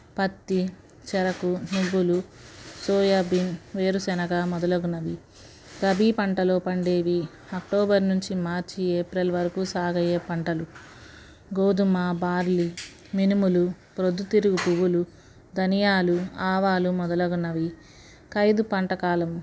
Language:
Telugu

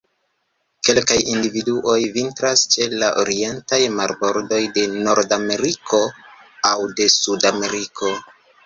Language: Esperanto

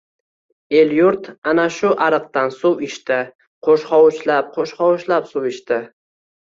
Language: Uzbek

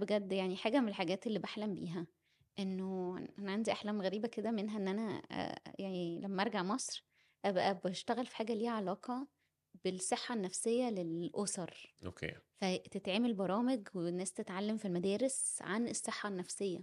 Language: Arabic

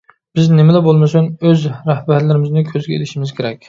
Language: Uyghur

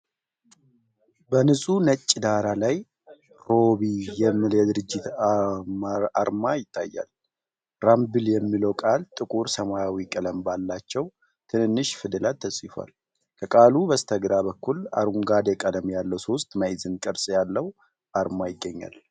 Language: Amharic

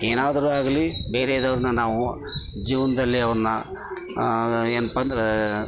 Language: Kannada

